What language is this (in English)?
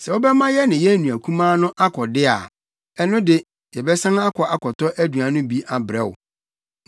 Akan